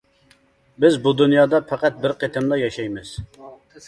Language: Uyghur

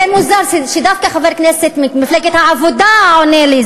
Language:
Hebrew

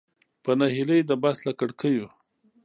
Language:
Pashto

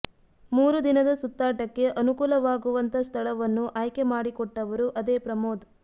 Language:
Kannada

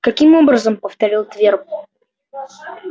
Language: Russian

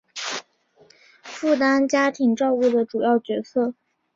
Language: Chinese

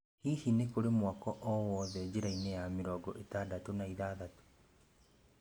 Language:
Kikuyu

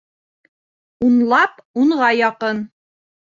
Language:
Bashkir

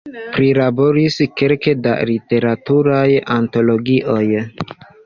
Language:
Esperanto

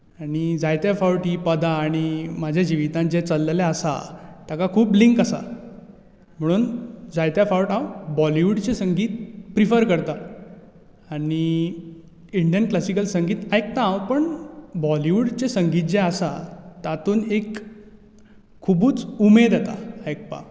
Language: Konkani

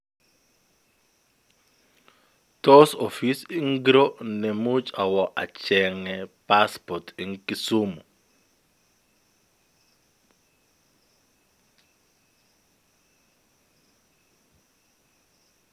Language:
Kalenjin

